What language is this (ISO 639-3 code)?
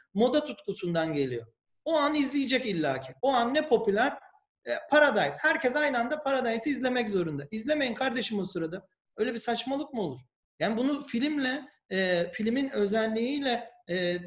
tur